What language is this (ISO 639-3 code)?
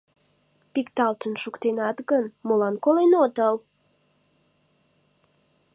chm